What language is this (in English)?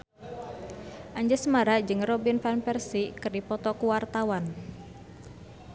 Sundanese